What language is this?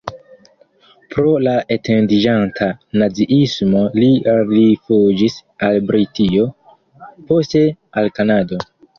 Esperanto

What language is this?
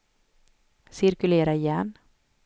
Swedish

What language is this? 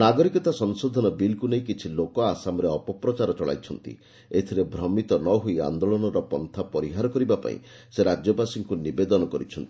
Odia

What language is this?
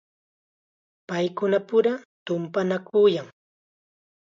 Chiquián Ancash Quechua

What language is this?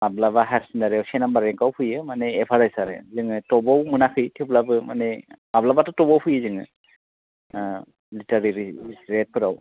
Bodo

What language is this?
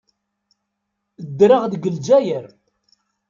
Kabyle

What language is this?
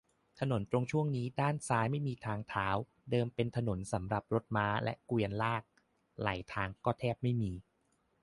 Thai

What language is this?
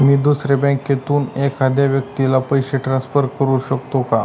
Marathi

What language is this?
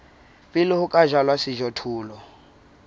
Southern Sotho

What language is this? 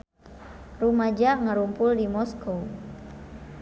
Sundanese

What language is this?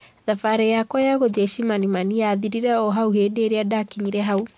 Kikuyu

